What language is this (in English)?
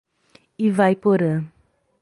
Portuguese